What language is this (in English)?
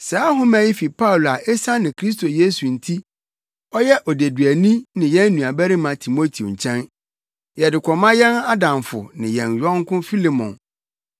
Akan